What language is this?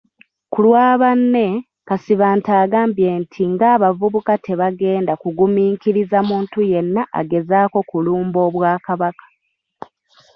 Ganda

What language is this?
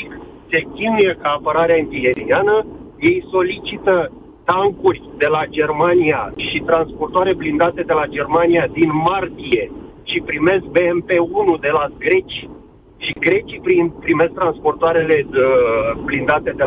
Romanian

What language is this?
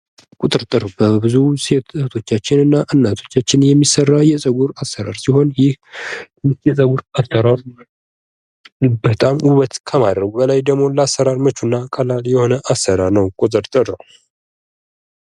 Amharic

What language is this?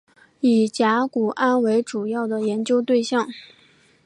Chinese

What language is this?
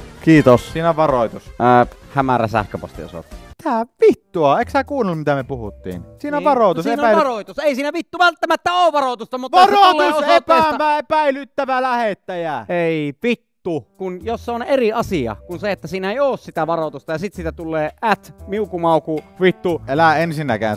Finnish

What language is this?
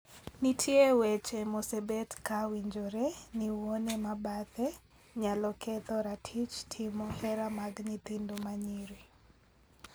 Luo (Kenya and Tanzania)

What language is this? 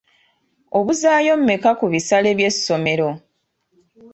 Ganda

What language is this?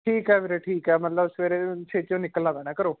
Punjabi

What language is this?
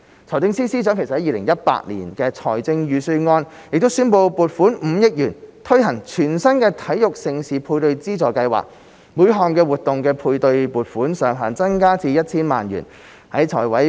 Cantonese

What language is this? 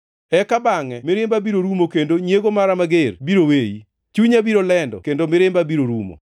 Luo (Kenya and Tanzania)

